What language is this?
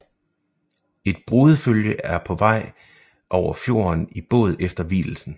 Danish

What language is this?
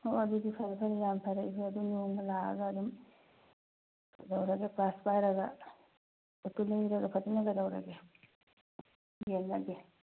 Manipuri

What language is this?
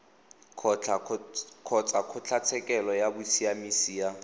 Tswana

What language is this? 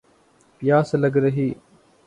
Urdu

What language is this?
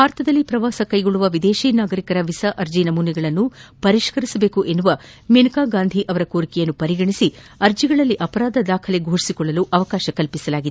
Kannada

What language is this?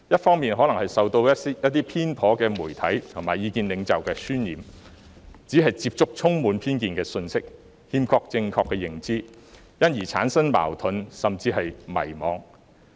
Cantonese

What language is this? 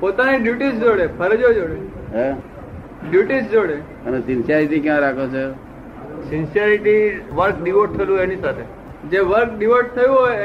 Gujarati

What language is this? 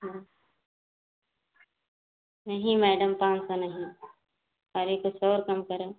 Hindi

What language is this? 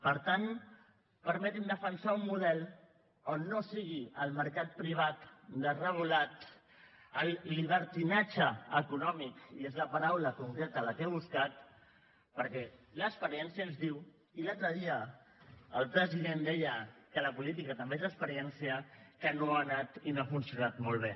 Catalan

